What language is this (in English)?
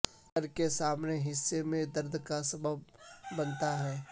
Urdu